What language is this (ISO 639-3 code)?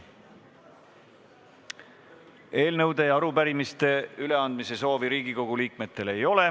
est